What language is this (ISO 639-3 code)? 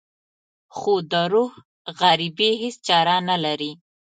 pus